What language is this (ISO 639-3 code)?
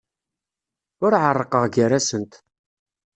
kab